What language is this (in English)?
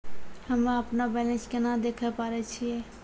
Maithili